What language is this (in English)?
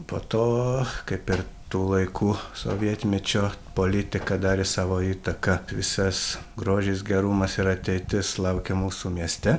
Lithuanian